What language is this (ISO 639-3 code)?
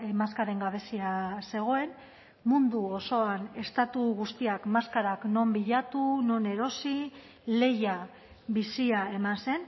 eus